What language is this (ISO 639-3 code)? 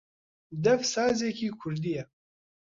ckb